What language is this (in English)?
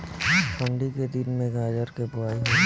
Bhojpuri